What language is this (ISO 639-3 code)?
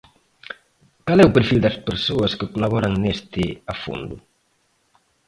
glg